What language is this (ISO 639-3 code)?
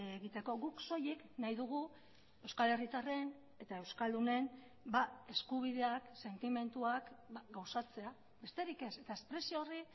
eus